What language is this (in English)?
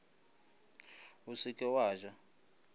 Northern Sotho